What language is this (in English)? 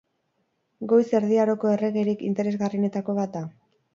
Basque